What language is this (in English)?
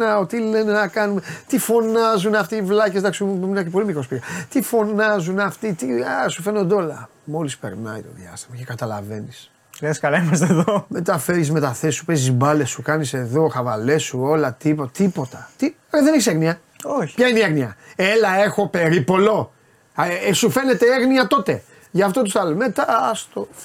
Greek